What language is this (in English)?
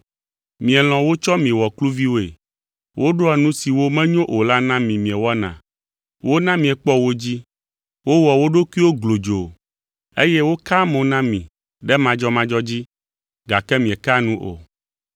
Ewe